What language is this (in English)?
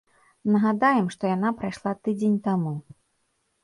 Belarusian